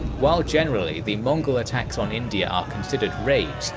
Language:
English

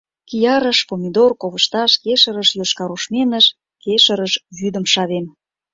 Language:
Mari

